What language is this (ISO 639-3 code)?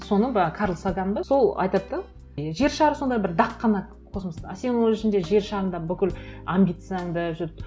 kaz